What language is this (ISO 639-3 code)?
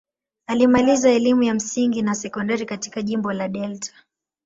swa